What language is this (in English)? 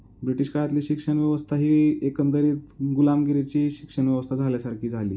Marathi